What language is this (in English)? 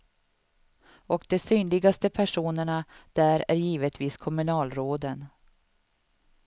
Swedish